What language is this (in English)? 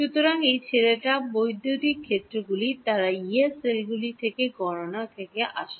Bangla